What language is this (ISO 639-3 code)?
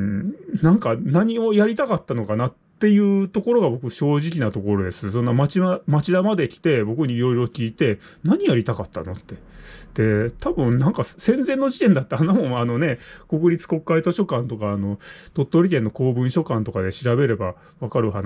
jpn